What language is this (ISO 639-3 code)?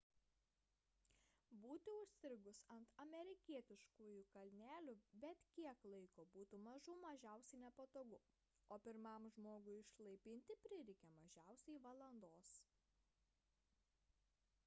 lit